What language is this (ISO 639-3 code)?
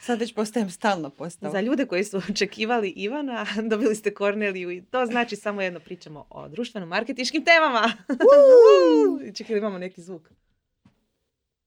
hrv